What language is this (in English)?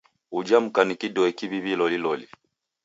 Taita